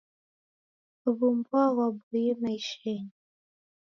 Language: Taita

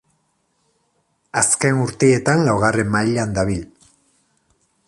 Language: Basque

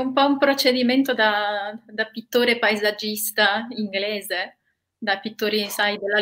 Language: Italian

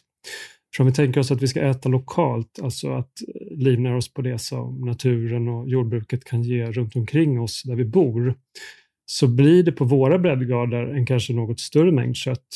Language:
Swedish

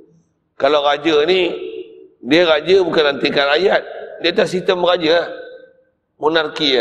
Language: Malay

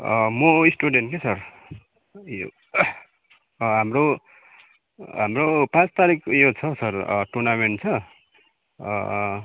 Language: Nepali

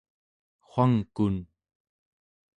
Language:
Central Yupik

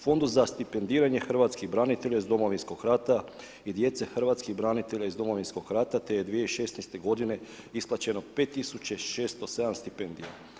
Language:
Croatian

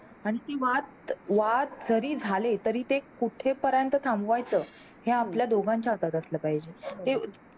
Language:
Marathi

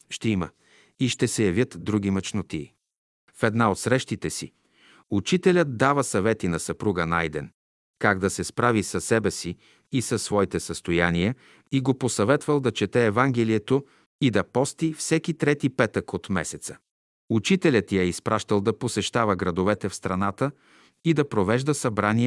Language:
Bulgarian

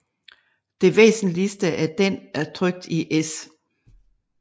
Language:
Danish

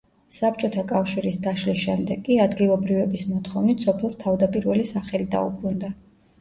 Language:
Georgian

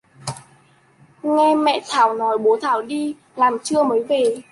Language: Vietnamese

